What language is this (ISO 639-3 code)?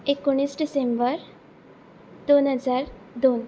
kok